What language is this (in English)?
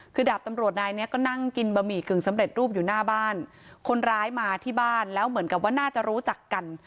Thai